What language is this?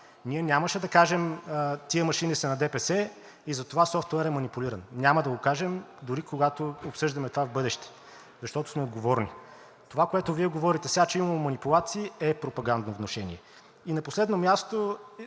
Bulgarian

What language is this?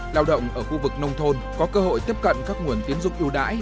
Vietnamese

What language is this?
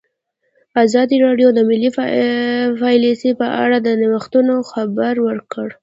Pashto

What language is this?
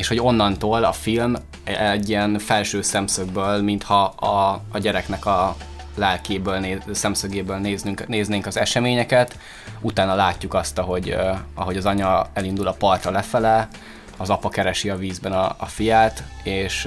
Hungarian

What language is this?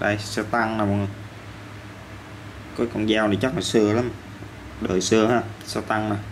Vietnamese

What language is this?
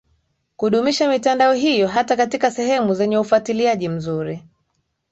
Swahili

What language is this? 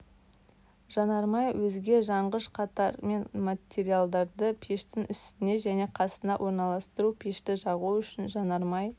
Kazakh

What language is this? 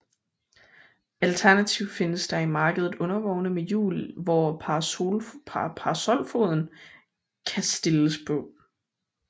Danish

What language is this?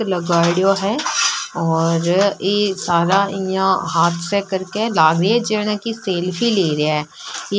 Marwari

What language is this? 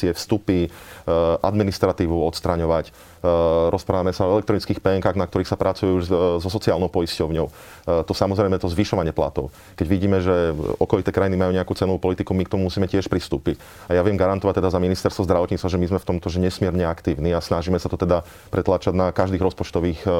Slovak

